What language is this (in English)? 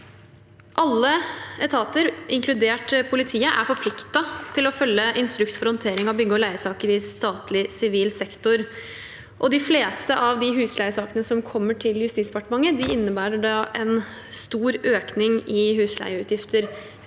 Norwegian